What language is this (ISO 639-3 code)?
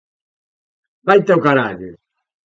glg